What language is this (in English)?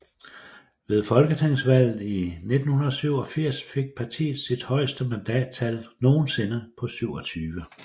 Danish